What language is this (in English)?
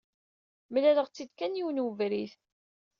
Kabyle